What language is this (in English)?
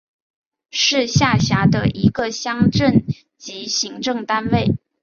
Chinese